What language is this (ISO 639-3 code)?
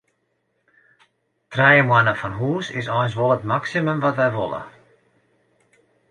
fry